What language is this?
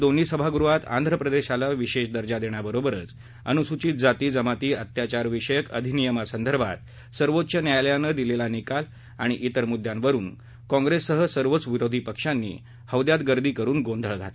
Marathi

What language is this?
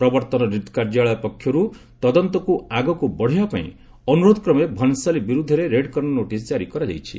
Odia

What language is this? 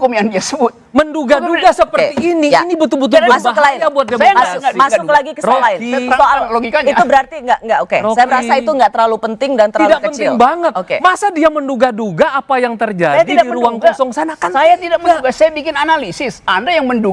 Indonesian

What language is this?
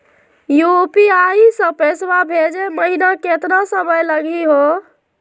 Magahi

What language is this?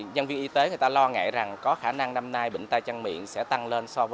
Vietnamese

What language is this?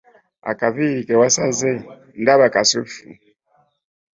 Ganda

